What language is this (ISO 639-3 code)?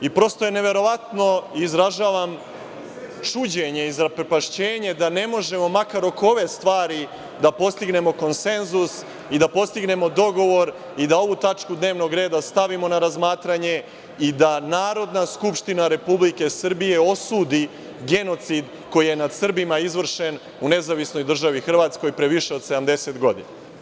srp